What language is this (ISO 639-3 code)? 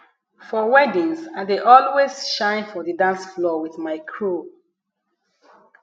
pcm